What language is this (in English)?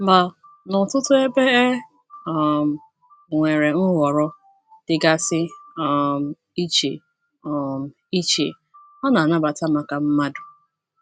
Igbo